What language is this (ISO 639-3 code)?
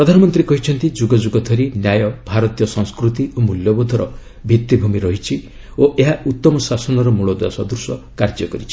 ori